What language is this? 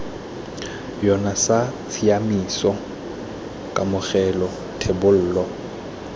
Tswana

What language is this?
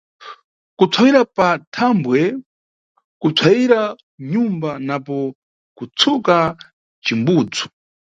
Nyungwe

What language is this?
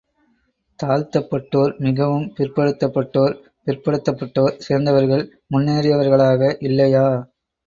Tamil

